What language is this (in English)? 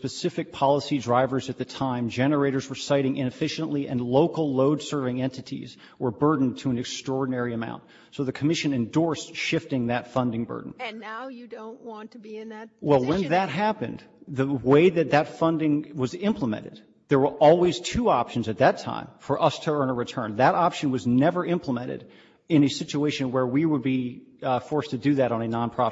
English